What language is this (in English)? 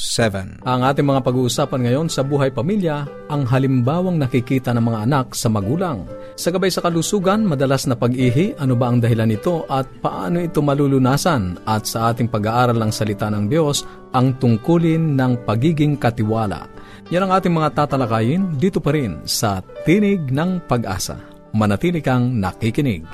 Filipino